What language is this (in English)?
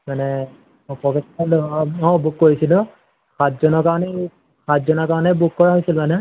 Assamese